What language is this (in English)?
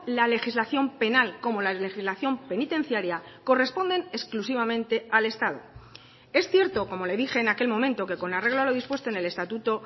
Spanish